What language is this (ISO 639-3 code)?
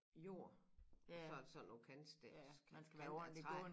dan